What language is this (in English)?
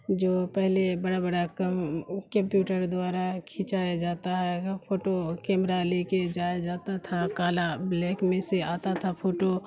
Urdu